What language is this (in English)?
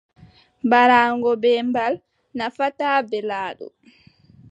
Adamawa Fulfulde